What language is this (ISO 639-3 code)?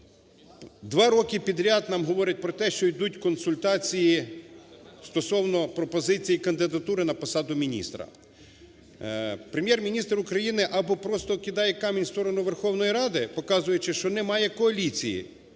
ukr